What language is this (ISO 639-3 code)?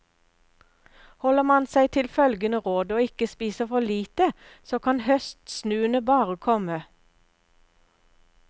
nor